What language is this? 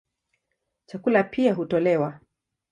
Swahili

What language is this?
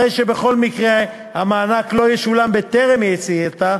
Hebrew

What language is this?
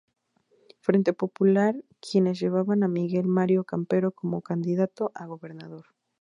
Spanish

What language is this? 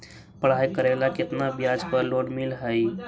Magahi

